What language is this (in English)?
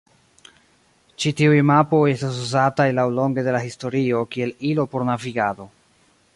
Esperanto